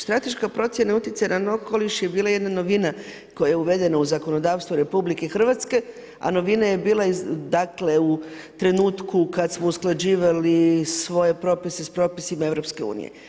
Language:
Croatian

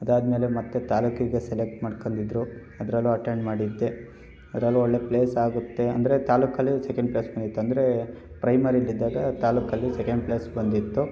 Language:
Kannada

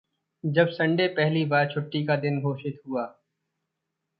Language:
Hindi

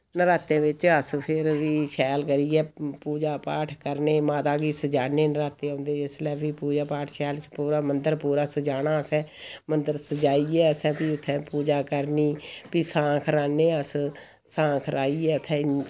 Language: Dogri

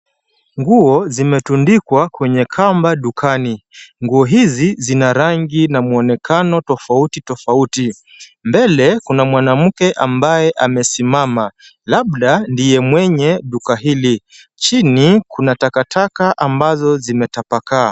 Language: Swahili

